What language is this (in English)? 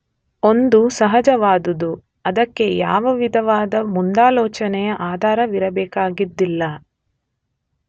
Kannada